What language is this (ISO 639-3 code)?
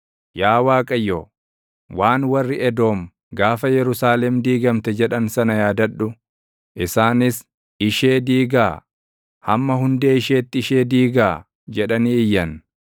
orm